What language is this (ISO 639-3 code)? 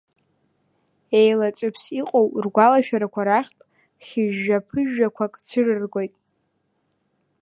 abk